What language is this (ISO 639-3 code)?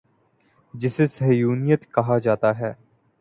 urd